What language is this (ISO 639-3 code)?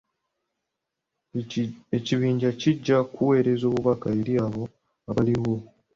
lug